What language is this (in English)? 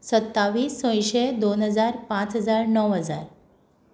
Konkani